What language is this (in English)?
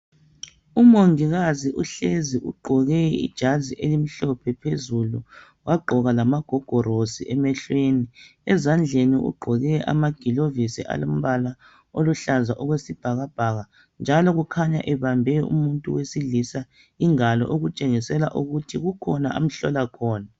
North Ndebele